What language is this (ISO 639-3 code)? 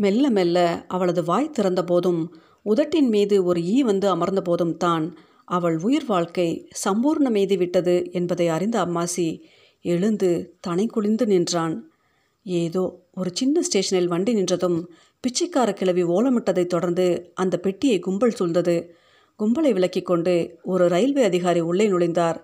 tam